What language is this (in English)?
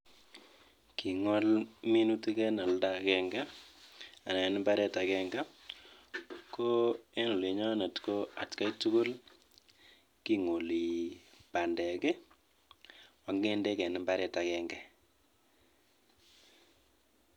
Kalenjin